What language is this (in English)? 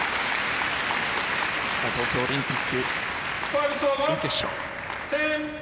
Japanese